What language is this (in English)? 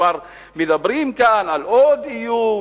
Hebrew